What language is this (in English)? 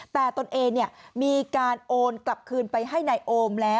Thai